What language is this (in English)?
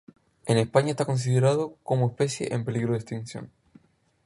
Spanish